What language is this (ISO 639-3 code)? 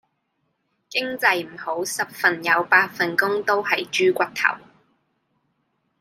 yue